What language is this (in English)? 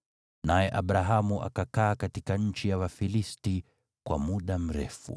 Swahili